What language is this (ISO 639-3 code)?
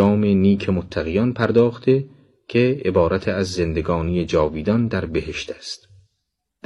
fas